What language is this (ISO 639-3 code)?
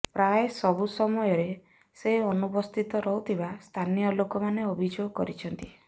ori